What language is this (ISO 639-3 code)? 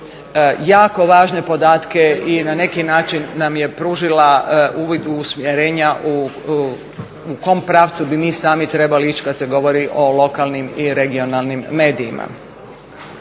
hrv